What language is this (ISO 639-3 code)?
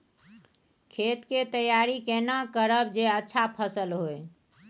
mai